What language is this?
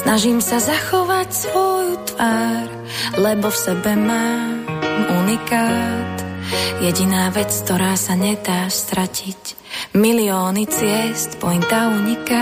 Slovak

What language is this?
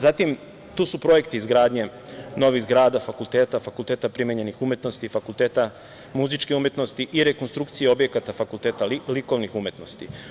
Serbian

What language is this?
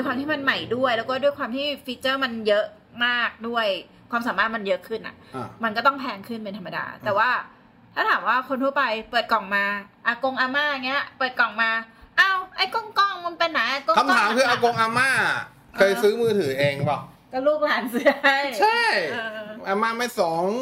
Thai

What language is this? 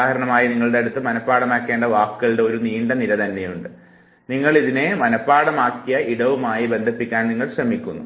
Malayalam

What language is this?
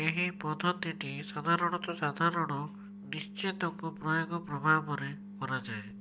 Odia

